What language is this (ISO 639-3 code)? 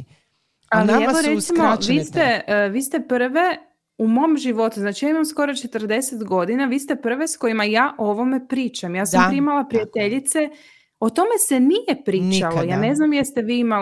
hrv